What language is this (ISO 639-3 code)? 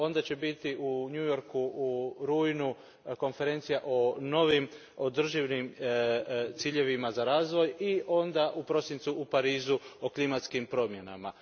hrv